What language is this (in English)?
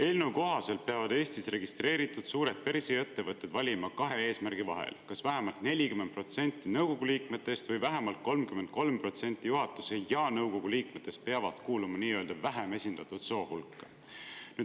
Estonian